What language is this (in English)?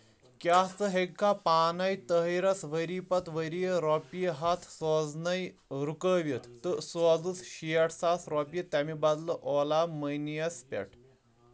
Kashmiri